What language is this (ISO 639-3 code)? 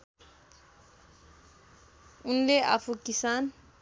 nep